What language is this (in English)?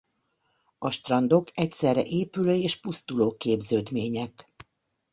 Hungarian